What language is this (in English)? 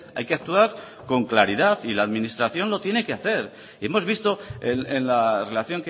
Spanish